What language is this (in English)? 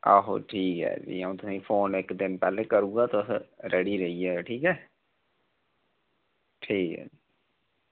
Dogri